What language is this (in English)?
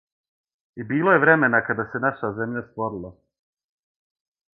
Serbian